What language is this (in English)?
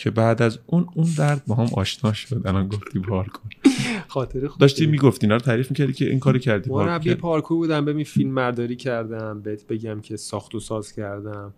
Persian